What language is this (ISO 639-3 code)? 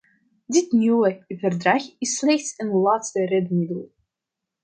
nld